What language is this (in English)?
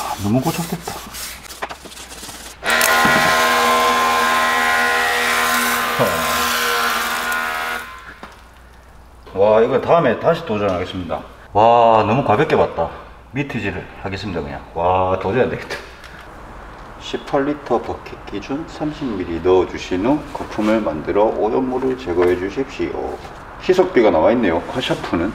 Korean